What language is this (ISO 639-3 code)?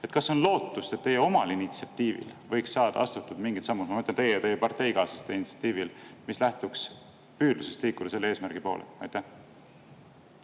est